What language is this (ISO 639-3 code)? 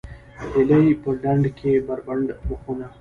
pus